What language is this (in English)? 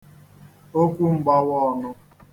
Igbo